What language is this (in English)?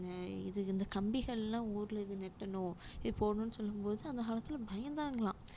Tamil